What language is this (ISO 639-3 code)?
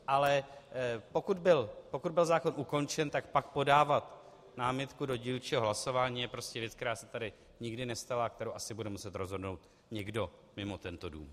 ces